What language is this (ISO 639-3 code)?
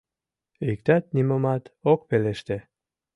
chm